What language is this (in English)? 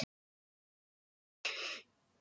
Icelandic